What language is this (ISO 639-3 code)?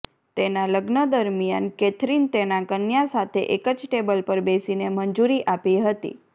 guj